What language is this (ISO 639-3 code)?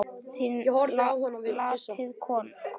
isl